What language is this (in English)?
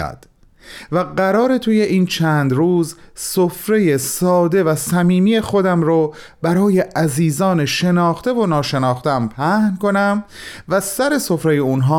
Persian